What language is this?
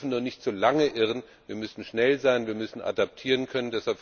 German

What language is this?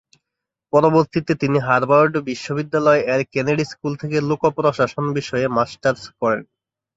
Bangla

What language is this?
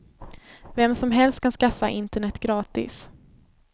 Swedish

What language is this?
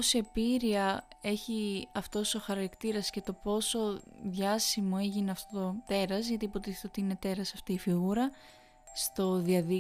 Greek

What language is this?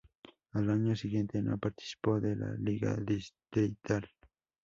Spanish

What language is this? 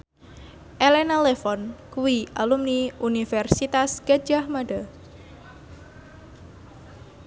Javanese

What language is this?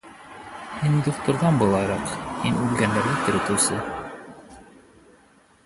Bashkir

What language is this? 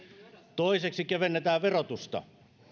Finnish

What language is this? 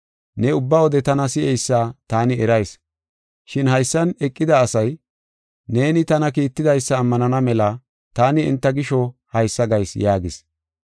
Gofa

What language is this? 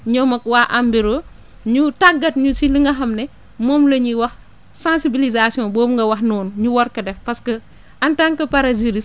Wolof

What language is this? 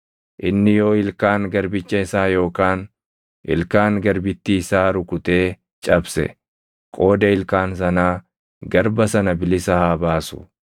Oromo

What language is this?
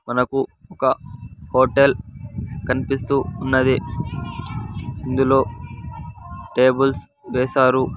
Telugu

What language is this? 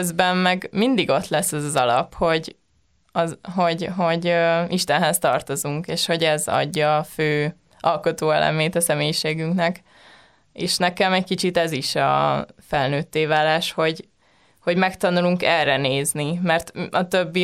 Hungarian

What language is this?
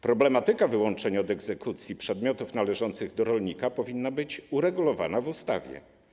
Polish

